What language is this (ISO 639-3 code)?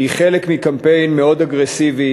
heb